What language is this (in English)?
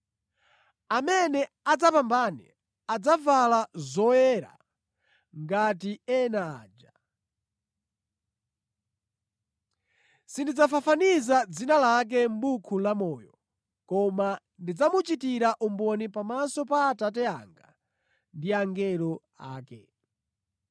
Nyanja